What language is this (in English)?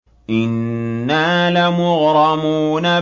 Arabic